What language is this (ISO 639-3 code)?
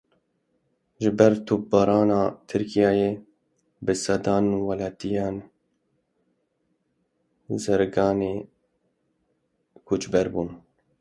kur